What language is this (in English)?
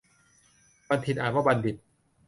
Thai